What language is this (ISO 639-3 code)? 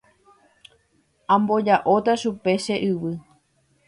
grn